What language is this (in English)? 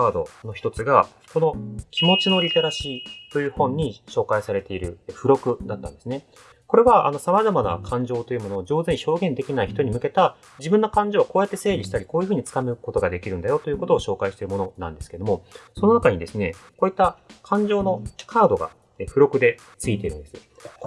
Japanese